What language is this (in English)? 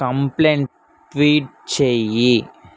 Telugu